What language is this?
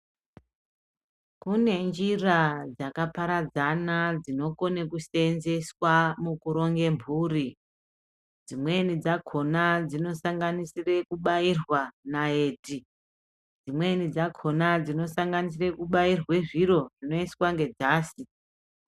Ndau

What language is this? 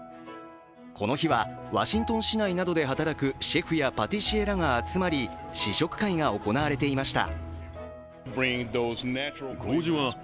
Japanese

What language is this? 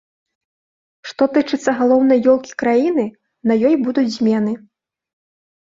Belarusian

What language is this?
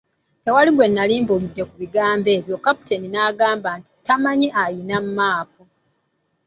Ganda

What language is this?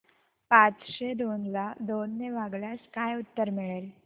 Marathi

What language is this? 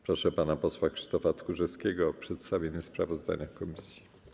Polish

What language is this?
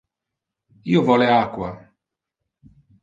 Interlingua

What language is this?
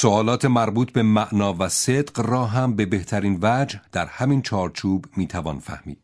Persian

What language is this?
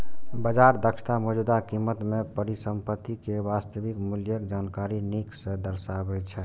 Maithili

